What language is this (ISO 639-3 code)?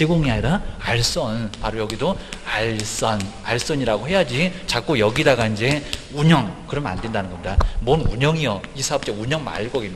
kor